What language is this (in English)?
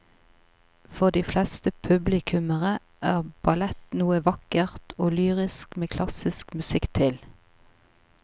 Norwegian